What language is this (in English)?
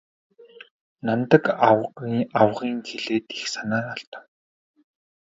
Mongolian